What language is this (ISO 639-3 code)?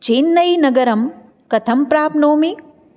san